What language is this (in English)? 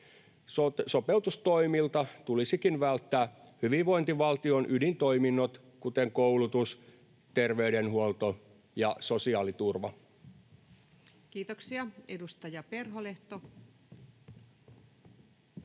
Finnish